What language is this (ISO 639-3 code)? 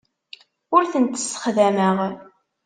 kab